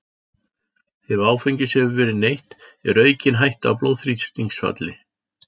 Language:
Icelandic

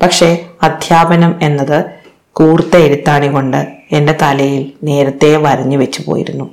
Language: Malayalam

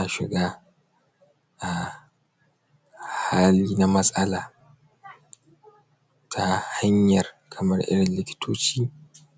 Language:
Hausa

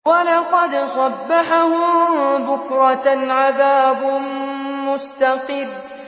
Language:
Arabic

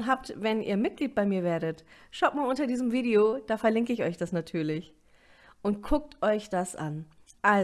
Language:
German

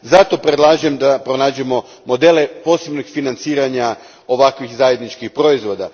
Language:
Croatian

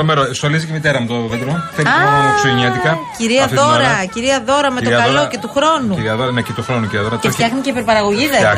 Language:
Greek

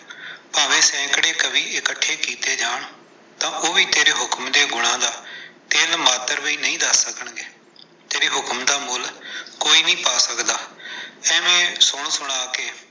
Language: Punjabi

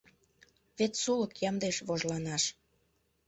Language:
Mari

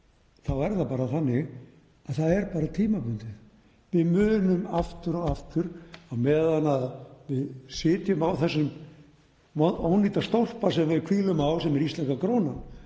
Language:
Icelandic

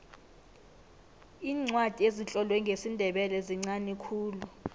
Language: South Ndebele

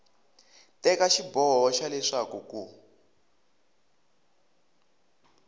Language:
Tsonga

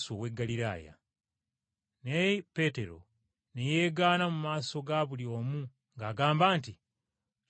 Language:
Ganda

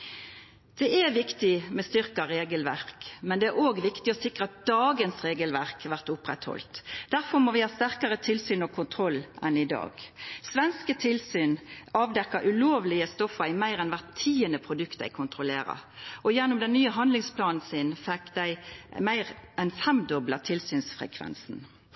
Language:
Norwegian Nynorsk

